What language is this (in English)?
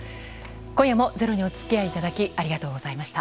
Japanese